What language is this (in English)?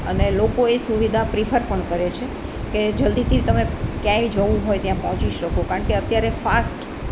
Gujarati